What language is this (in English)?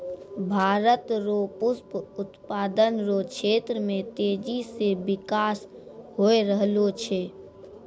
Maithili